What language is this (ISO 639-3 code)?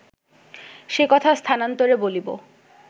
ben